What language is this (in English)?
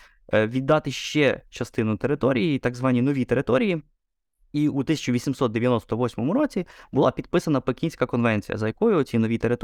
Ukrainian